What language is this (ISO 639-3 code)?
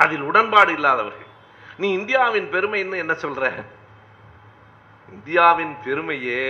tam